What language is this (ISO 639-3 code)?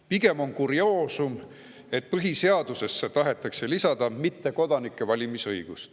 est